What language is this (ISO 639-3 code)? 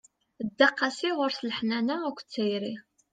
kab